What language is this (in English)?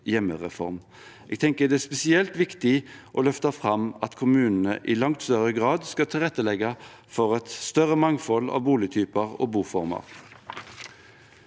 Norwegian